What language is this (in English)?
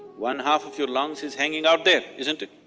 English